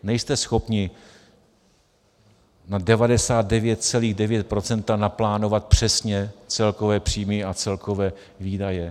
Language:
Czech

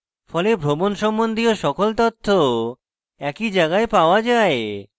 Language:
Bangla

